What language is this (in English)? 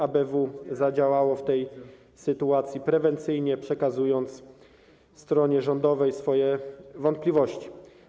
Polish